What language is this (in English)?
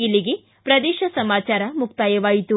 Kannada